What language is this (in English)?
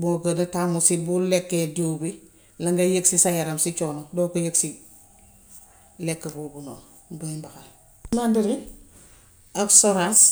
Gambian Wolof